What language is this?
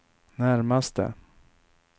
Swedish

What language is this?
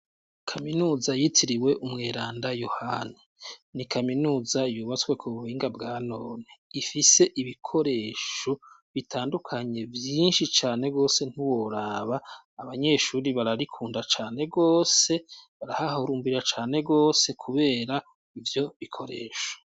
Rundi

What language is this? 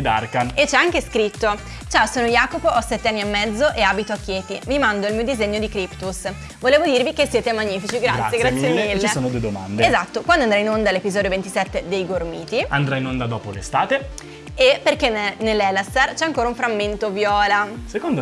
Italian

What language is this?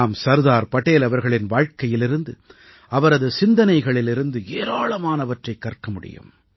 Tamil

